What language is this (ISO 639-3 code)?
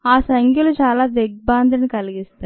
tel